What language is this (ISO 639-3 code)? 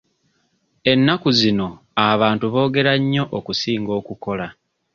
lug